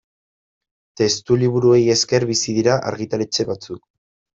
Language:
Basque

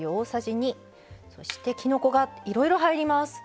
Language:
Japanese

